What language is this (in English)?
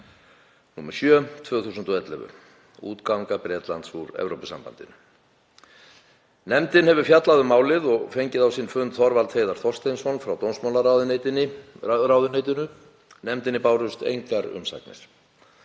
Icelandic